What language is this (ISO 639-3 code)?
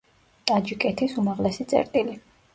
kat